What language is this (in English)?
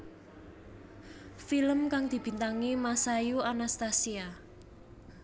Javanese